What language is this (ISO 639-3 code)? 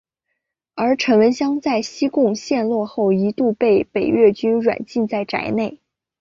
zho